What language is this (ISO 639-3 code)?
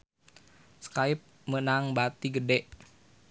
sun